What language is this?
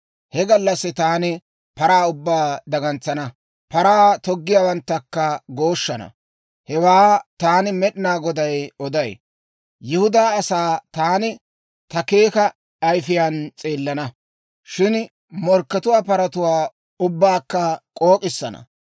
Dawro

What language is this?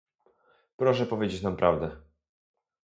Polish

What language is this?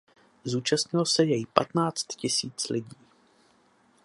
Czech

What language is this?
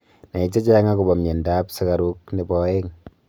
Kalenjin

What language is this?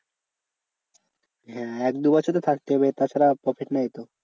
Bangla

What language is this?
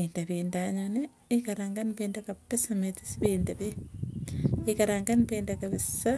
Tugen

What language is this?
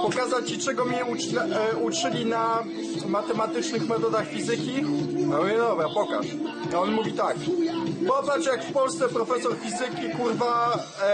Polish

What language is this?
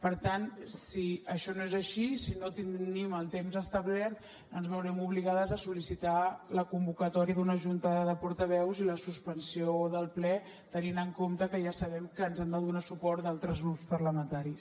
Catalan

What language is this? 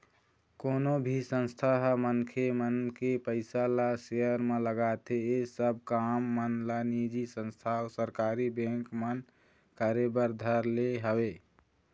Chhattisgarhi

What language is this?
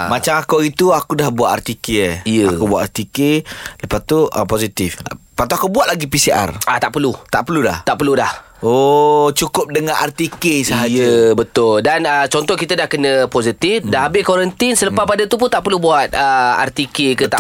Malay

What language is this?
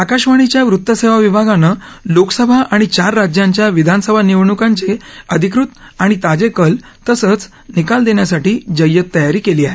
Marathi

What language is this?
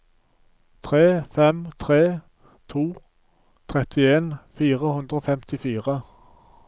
Norwegian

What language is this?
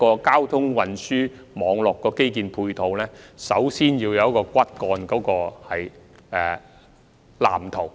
Cantonese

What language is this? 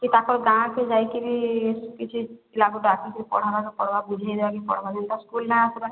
Odia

